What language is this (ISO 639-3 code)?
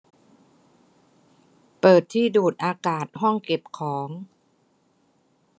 tha